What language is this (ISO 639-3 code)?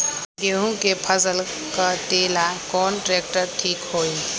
mag